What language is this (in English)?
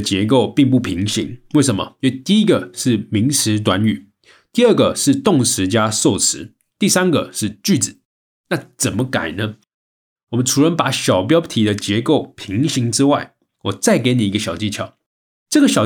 Chinese